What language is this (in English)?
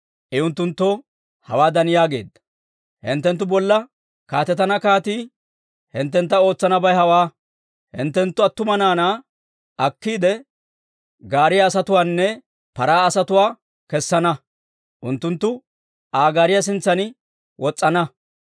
Dawro